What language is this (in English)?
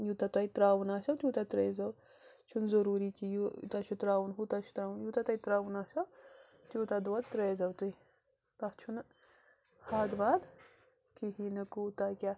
Kashmiri